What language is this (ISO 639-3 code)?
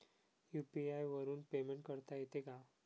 mar